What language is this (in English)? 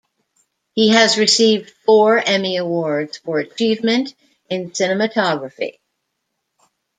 English